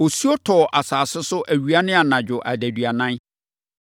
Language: Akan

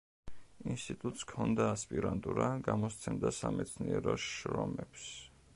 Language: Georgian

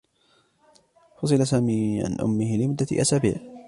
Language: Arabic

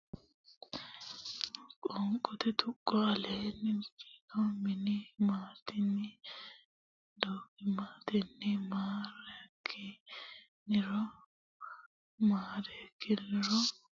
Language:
Sidamo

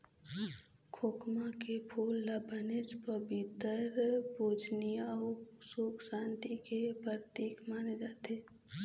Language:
Chhattisgarhi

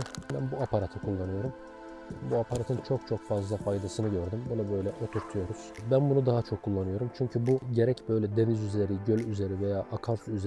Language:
Turkish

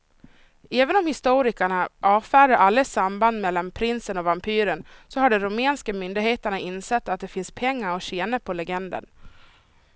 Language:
Swedish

